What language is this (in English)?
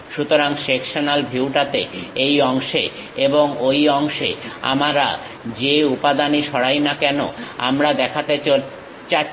Bangla